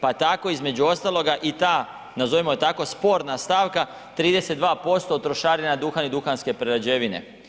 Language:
Croatian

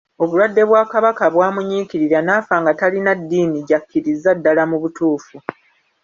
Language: Ganda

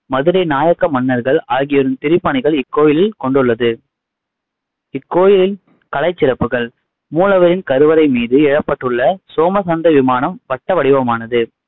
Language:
Tamil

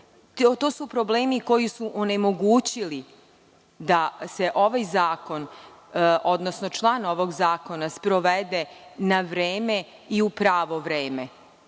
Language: Serbian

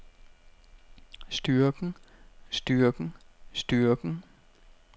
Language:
Danish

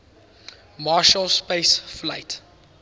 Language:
English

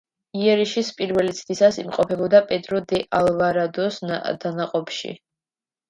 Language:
Georgian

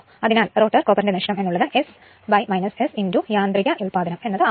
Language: Malayalam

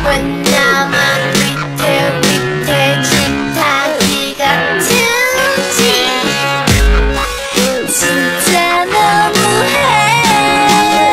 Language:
Korean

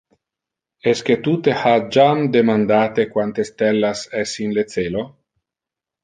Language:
Interlingua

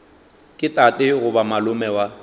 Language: Northern Sotho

